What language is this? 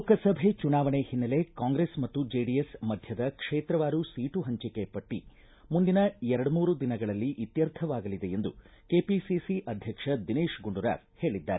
Kannada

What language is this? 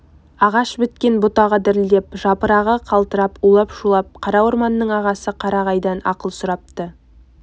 Kazakh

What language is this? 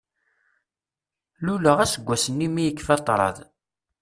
Kabyle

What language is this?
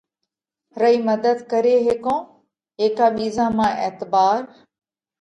Parkari Koli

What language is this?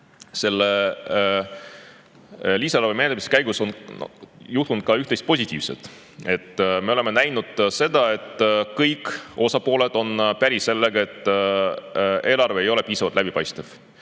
Estonian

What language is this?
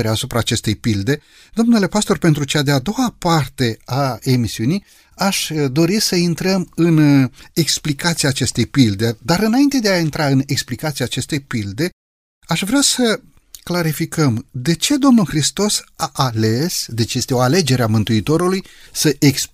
Romanian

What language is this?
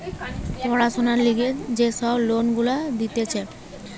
Bangla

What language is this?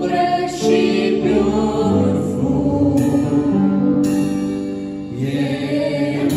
Romanian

